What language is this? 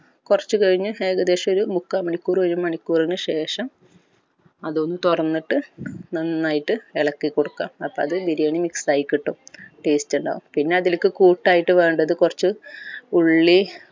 Malayalam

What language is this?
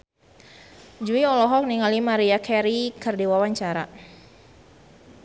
Sundanese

